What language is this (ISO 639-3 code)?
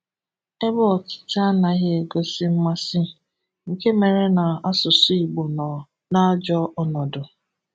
ibo